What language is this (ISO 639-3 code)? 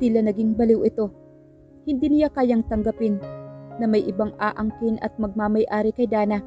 fil